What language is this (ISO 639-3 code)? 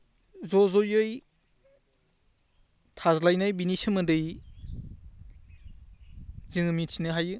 brx